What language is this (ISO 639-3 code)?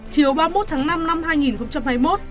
vie